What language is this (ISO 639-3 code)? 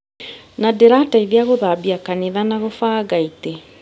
kik